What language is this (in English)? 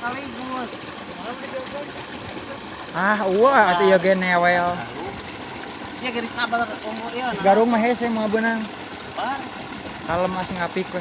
Indonesian